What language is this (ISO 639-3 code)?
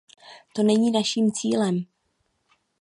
ces